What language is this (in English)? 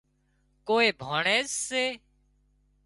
Wadiyara Koli